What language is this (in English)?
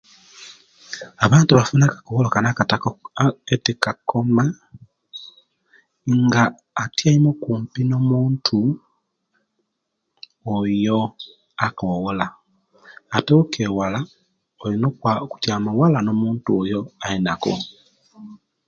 Kenyi